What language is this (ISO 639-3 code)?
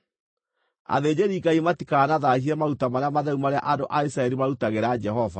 kik